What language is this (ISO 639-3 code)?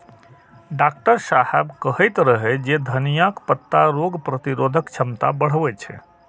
mai